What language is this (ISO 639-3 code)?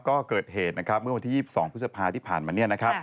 tha